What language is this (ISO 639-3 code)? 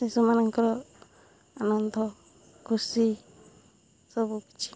ori